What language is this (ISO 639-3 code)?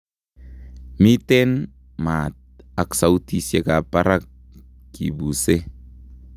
kln